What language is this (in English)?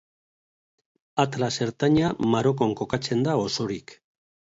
Basque